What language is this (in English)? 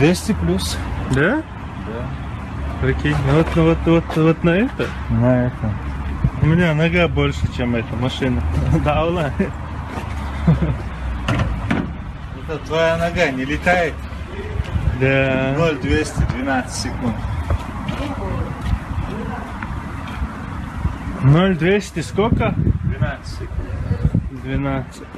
Russian